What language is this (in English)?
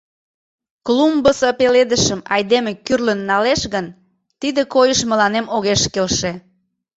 Mari